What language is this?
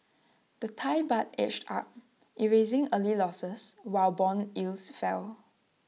English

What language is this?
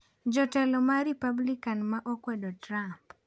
Luo (Kenya and Tanzania)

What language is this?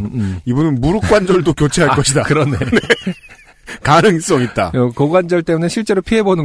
Korean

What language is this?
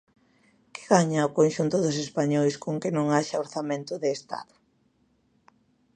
Galician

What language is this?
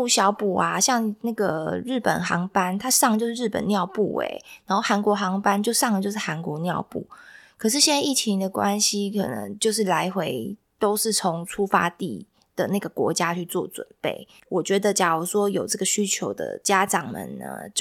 Chinese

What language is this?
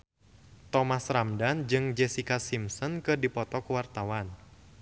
Sundanese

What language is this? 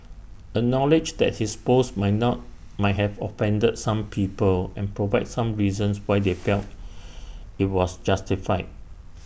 English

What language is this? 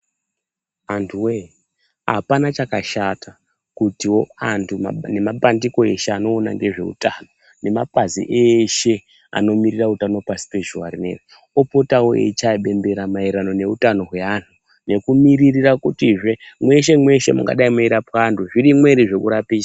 Ndau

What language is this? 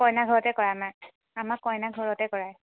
Assamese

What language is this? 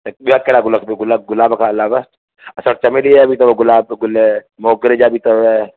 Sindhi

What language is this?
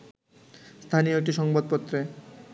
Bangla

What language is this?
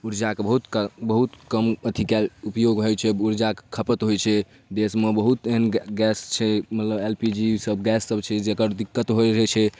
Maithili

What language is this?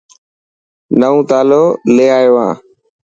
Dhatki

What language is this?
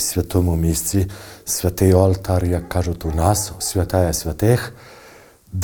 Ukrainian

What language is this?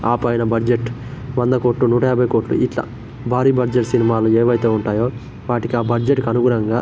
Telugu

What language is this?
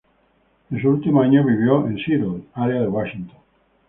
Spanish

